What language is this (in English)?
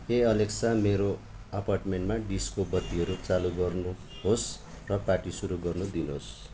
Nepali